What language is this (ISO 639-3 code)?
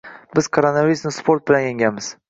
uzb